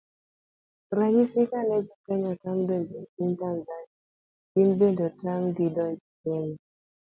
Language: Luo (Kenya and Tanzania)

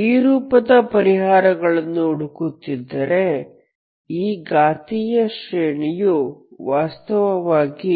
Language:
Kannada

